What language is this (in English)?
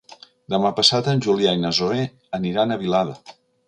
Catalan